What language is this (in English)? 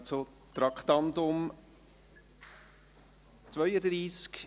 Swiss German